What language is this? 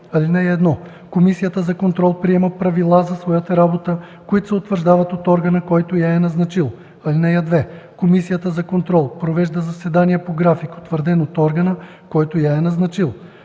Bulgarian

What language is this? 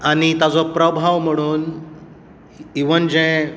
Konkani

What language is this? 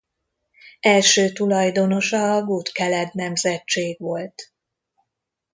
Hungarian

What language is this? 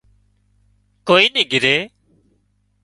Wadiyara Koli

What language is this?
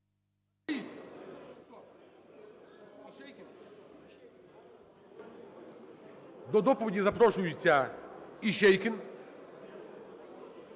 Ukrainian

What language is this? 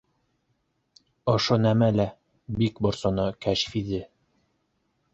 Bashkir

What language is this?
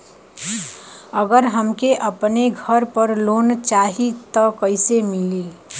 Bhojpuri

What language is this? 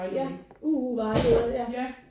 Danish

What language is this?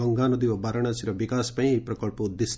Odia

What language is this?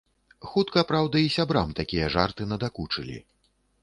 Belarusian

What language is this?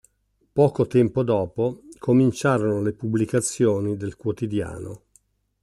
Italian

